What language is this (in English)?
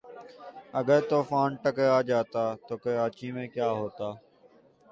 Urdu